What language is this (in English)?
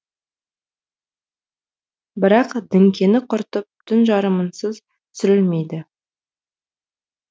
Kazakh